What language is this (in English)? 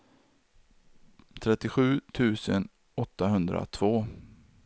Swedish